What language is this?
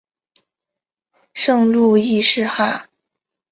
Chinese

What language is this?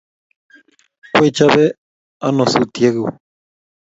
Kalenjin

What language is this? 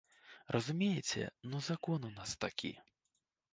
Belarusian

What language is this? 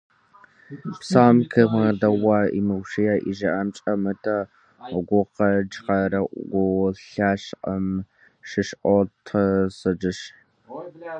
Kabardian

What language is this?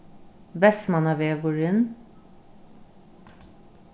Faroese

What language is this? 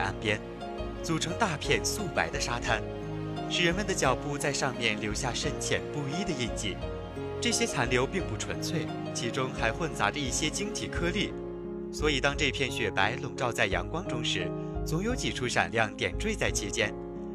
Chinese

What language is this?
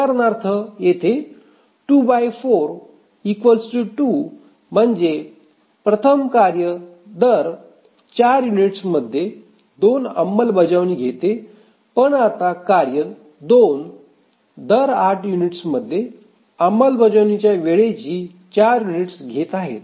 Marathi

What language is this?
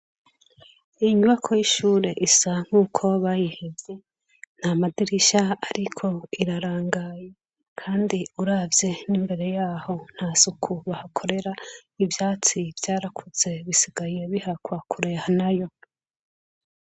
Rundi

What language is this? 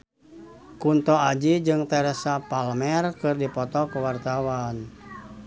Sundanese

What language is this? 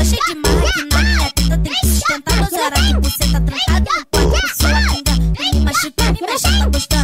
Thai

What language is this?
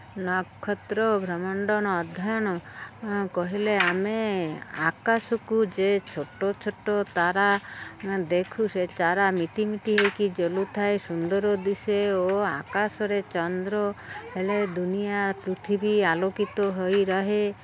Odia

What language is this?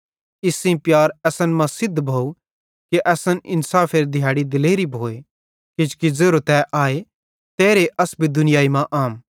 Bhadrawahi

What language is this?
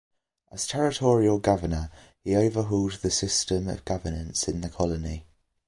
English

